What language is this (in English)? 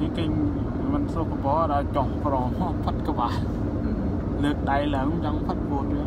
Thai